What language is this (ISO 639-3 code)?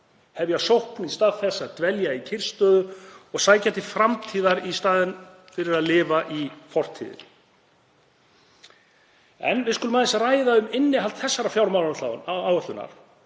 isl